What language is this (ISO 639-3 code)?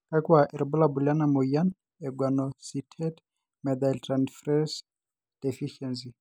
mas